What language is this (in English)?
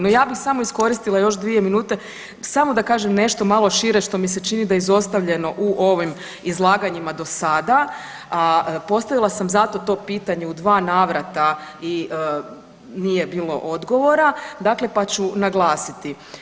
Croatian